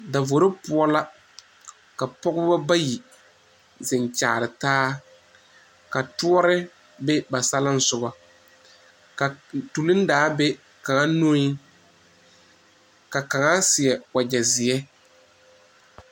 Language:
Southern Dagaare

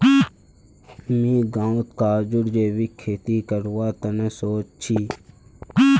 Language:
Magahi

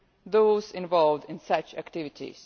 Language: English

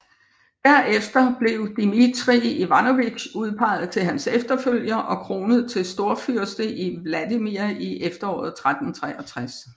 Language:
Danish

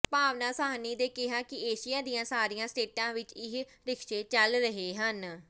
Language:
Punjabi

